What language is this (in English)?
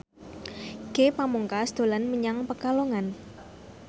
Javanese